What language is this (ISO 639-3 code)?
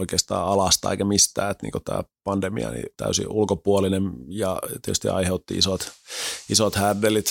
fin